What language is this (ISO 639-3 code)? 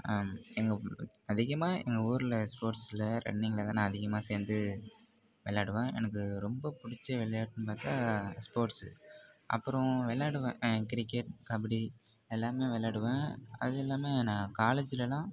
tam